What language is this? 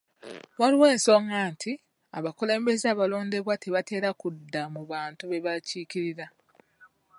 Ganda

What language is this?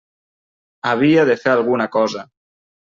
Catalan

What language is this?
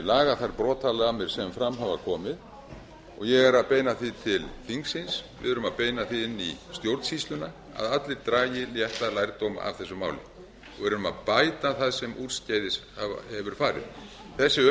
Icelandic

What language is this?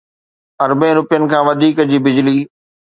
Sindhi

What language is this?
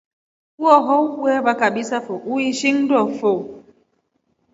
Rombo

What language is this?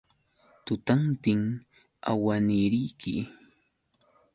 Yauyos Quechua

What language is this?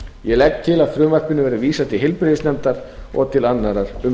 Icelandic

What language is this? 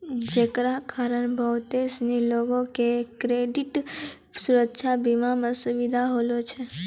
Maithili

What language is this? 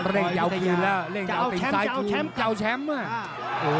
Thai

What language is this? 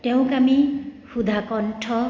Assamese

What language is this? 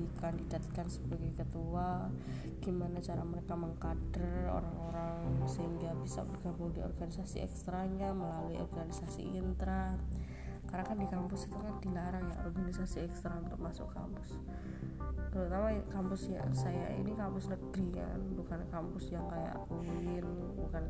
Indonesian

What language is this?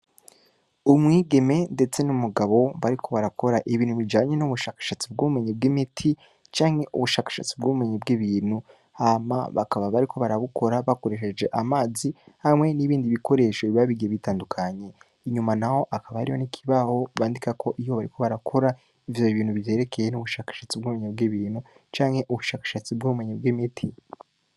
Rundi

